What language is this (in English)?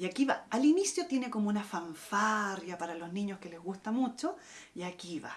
Spanish